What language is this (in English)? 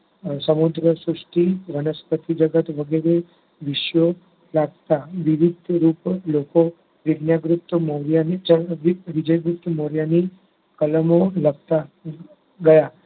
Gujarati